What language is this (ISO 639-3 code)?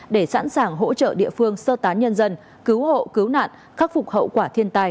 vie